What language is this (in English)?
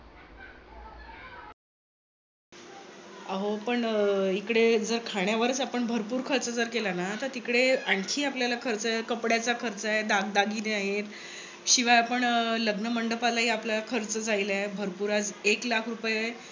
Marathi